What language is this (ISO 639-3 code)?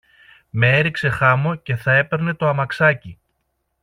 ell